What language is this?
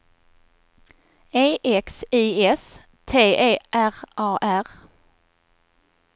Swedish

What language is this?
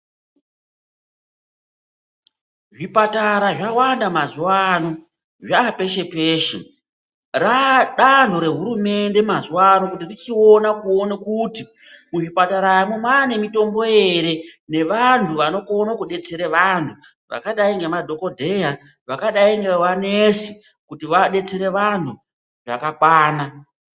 Ndau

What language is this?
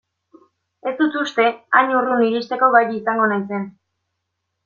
Basque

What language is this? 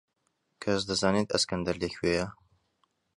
Central Kurdish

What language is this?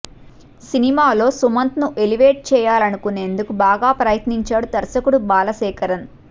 Telugu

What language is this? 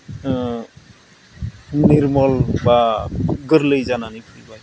Bodo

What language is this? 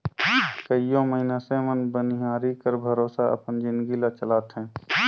Chhattisgarhi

